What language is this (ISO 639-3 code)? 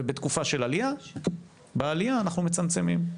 heb